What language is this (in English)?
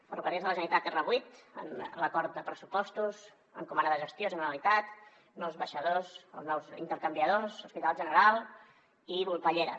Catalan